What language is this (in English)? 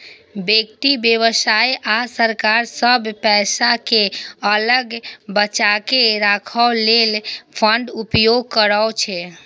Maithili